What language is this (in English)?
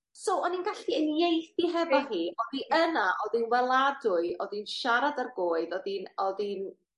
Welsh